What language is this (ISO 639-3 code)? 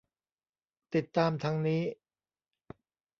tha